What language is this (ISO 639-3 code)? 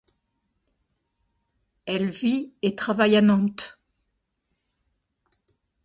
fra